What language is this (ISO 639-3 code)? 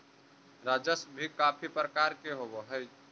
mag